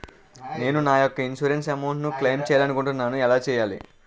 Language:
Telugu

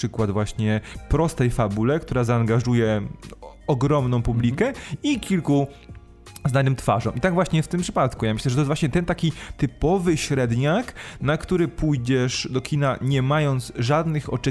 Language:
Polish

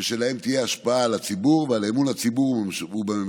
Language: Hebrew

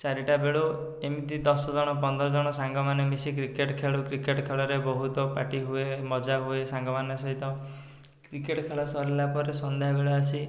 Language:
Odia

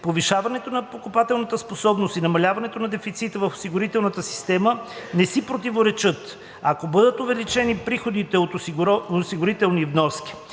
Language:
Bulgarian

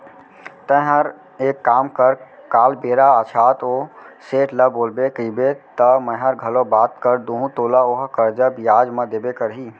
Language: Chhattisgarhi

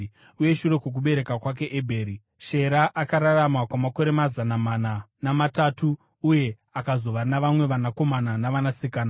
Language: Shona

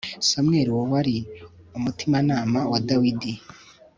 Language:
Kinyarwanda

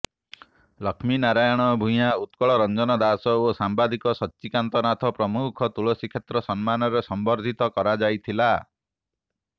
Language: Odia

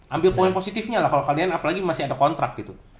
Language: Indonesian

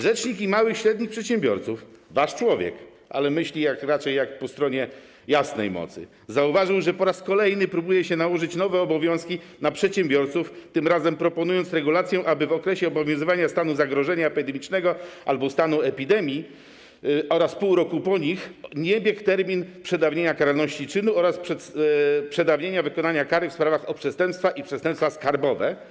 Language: Polish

